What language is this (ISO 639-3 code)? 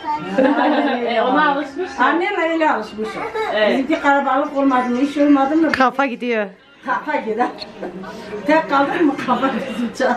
tur